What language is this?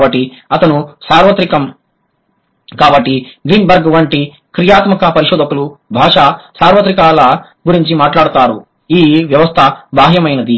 Telugu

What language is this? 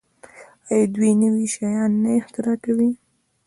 Pashto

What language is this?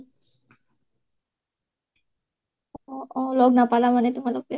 Assamese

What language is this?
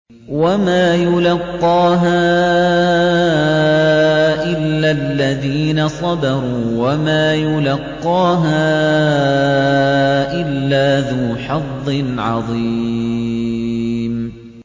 Arabic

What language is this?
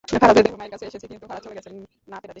Bangla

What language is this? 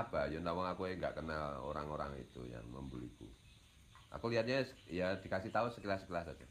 Indonesian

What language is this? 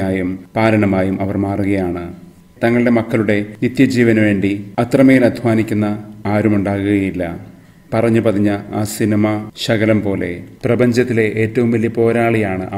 Malayalam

